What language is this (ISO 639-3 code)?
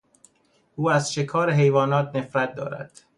fas